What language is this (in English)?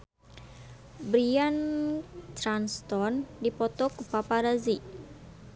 Sundanese